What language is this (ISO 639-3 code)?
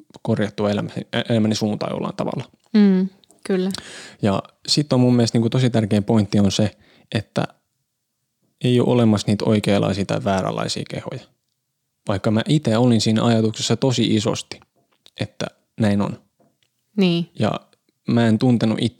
fin